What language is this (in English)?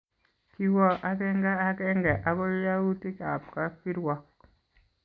Kalenjin